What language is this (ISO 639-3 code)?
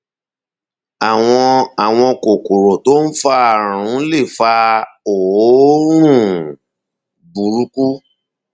yor